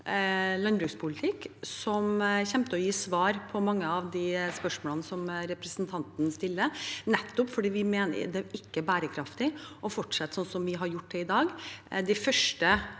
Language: Norwegian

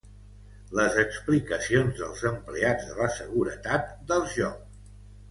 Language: Catalan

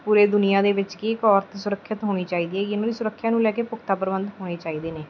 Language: Punjabi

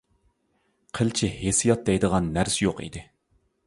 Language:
Uyghur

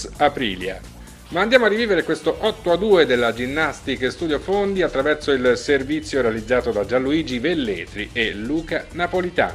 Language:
Italian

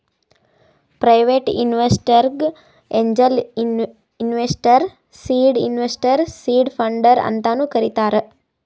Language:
Kannada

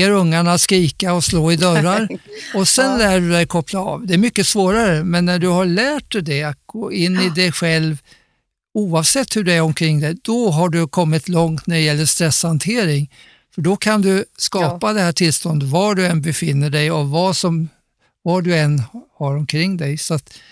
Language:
Swedish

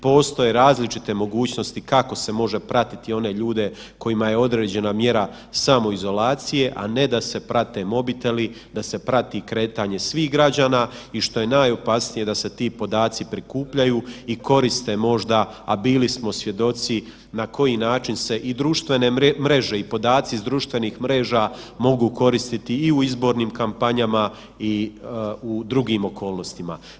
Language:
Croatian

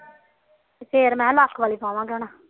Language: Punjabi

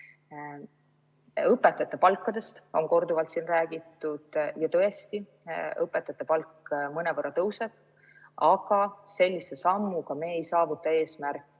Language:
Estonian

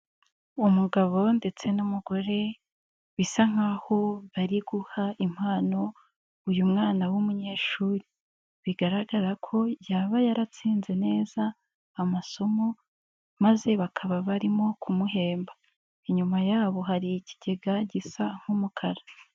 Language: Kinyarwanda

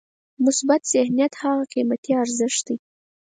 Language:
Pashto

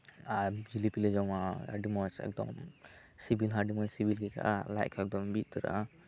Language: Santali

